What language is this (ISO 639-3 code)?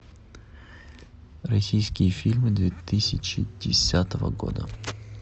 rus